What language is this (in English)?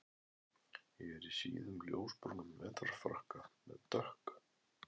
Icelandic